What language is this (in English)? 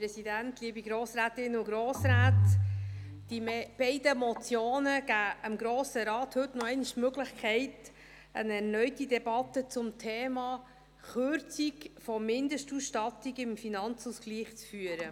Swiss German